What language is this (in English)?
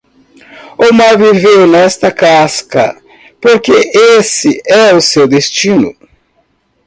Portuguese